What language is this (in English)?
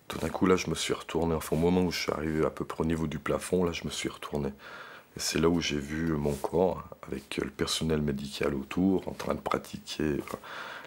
French